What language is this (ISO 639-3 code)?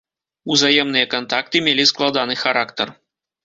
bel